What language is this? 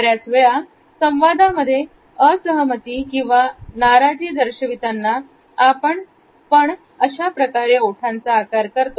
Marathi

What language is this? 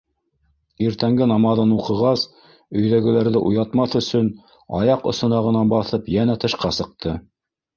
Bashkir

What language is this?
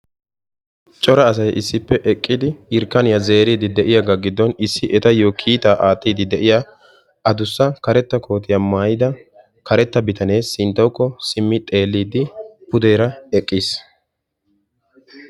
Wolaytta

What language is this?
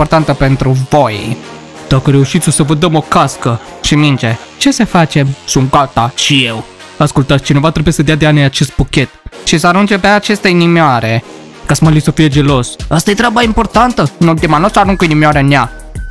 Romanian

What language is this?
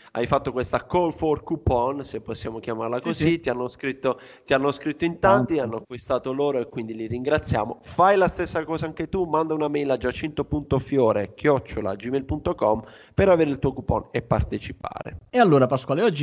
Italian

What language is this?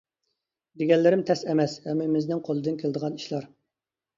Uyghur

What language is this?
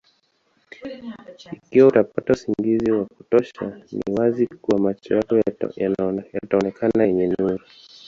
Swahili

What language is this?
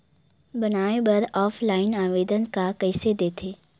Chhattisgarhi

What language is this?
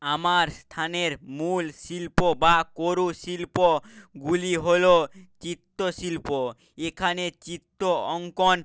Bangla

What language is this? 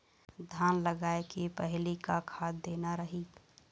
Chhattisgarhi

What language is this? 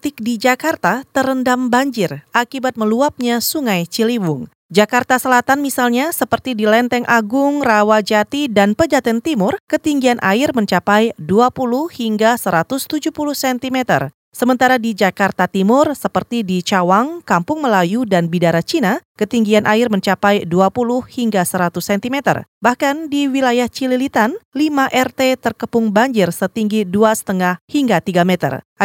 Indonesian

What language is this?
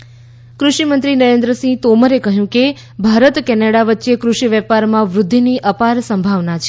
Gujarati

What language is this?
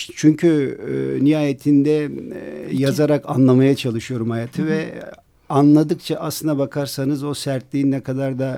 Turkish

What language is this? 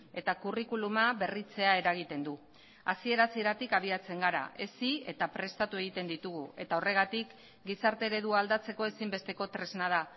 Basque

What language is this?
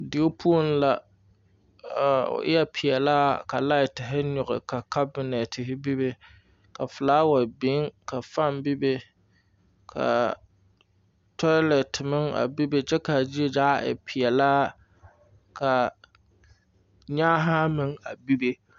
Southern Dagaare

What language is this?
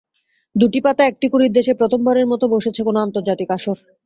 Bangla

